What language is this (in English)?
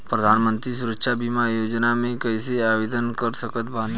Bhojpuri